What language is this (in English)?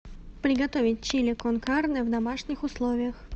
Russian